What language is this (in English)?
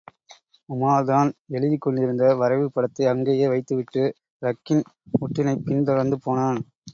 Tamil